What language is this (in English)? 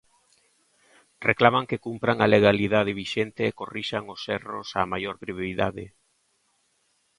Galician